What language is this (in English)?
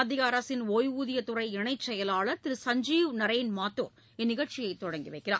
Tamil